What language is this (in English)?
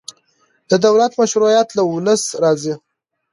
Pashto